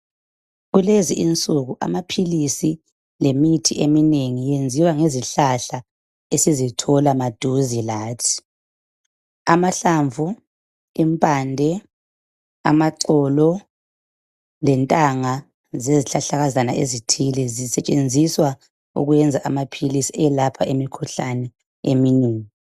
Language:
North Ndebele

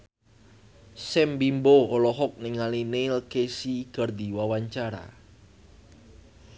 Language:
Sundanese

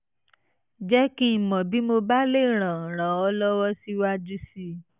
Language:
Yoruba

